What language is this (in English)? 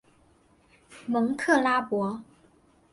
Chinese